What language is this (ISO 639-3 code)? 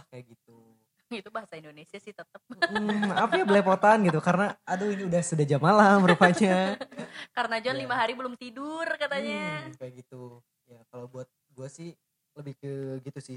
ind